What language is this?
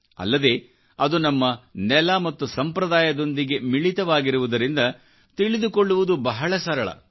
Kannada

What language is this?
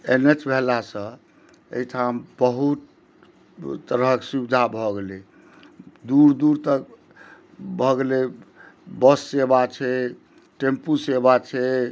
Maithili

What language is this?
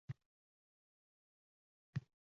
Uzbek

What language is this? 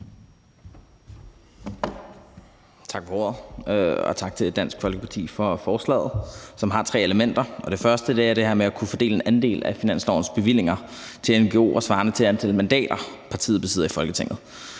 Danish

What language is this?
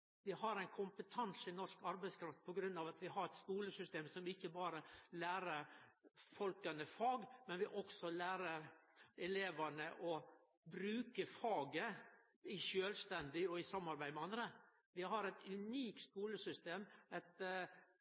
Norwegian Nynorsk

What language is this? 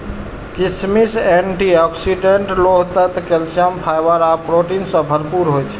Maithili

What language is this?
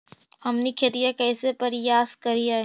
Magahi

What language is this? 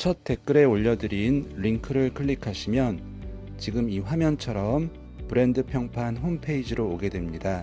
Korean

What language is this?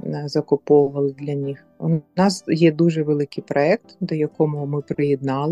Ukrainian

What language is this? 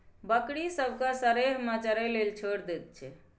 Maithili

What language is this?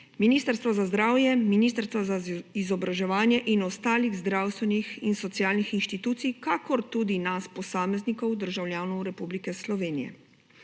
Slovenian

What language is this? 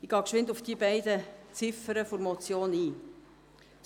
Swiss German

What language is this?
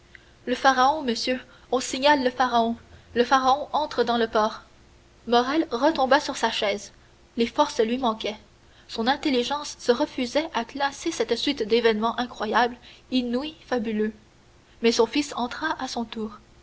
French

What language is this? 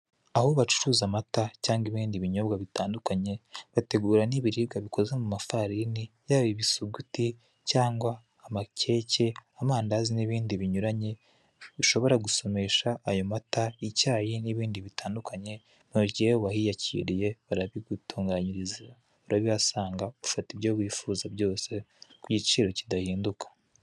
Kinyarwanda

